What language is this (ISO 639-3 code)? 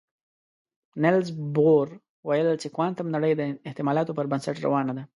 pus